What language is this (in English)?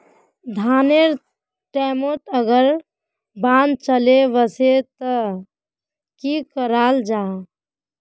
Magahi